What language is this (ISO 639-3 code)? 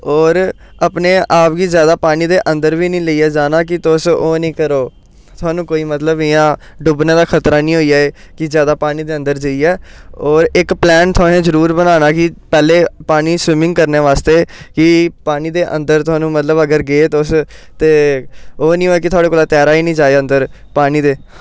doi